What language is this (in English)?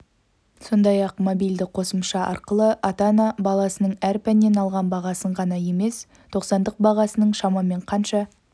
Kazakh